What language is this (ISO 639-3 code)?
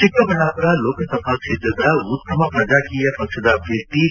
kan